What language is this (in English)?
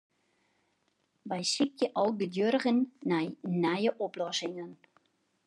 Western Frisian